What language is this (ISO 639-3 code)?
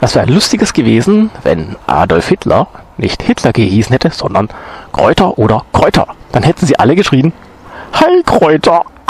deu